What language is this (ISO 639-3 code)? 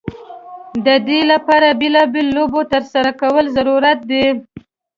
pus